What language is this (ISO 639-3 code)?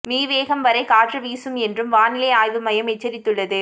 tam